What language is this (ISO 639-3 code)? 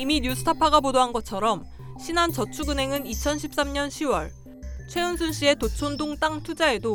kor